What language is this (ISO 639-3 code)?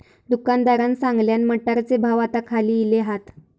mar